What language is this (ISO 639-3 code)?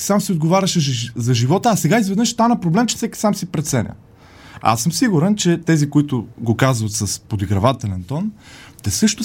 bul